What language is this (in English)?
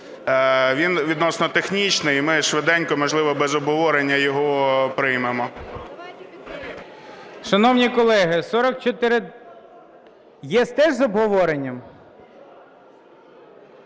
Ukrainian